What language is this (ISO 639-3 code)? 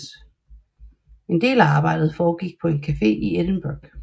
dan